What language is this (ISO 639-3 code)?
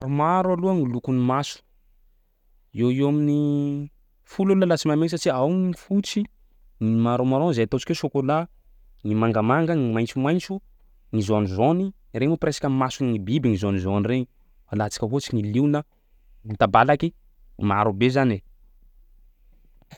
skg